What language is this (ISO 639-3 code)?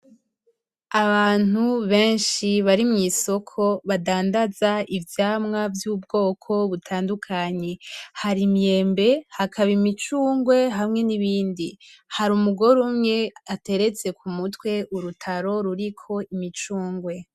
run